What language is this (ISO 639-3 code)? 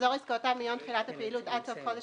heb